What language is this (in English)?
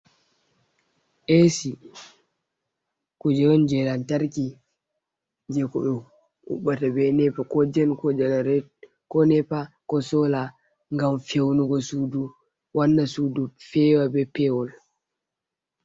Fula